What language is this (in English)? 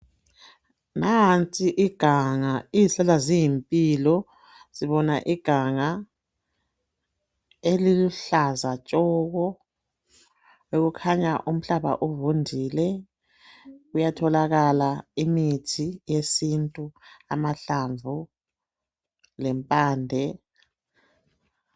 North Ndebele